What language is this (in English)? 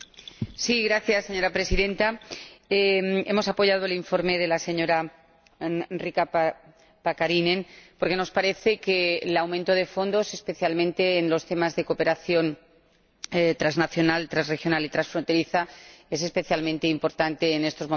Spanish